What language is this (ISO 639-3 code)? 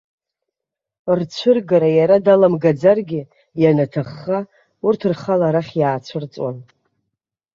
abk